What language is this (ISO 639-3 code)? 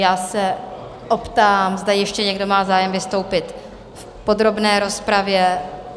ces